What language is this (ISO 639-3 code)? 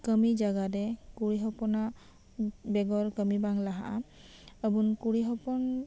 sat